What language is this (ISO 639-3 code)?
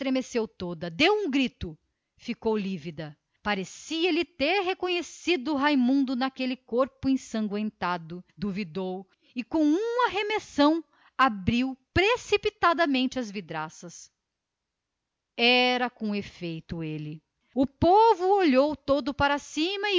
por